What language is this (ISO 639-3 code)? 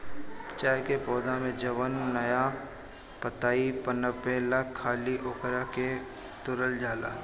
bho